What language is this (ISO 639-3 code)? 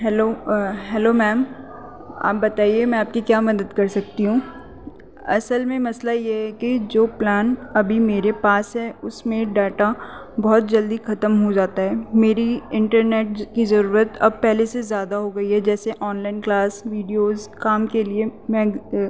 urd